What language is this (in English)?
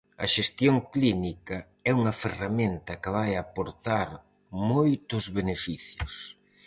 Galician